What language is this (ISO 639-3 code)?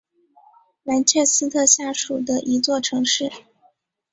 zho